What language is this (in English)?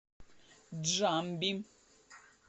Russian